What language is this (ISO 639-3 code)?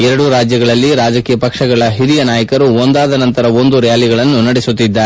kan